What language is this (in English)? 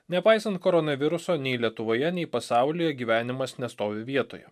Lithuanian